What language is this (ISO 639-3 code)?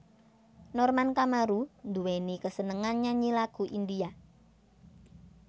jav